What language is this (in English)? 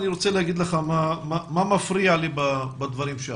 Hebrew